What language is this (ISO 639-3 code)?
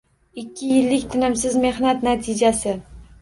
uzb